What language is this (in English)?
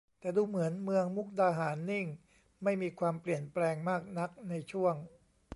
Thai